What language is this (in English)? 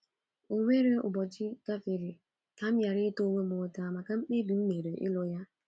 Igbo